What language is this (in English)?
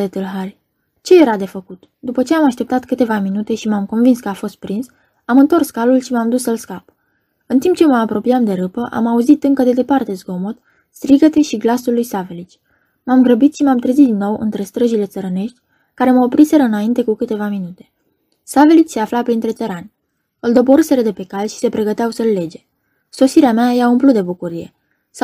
Romanian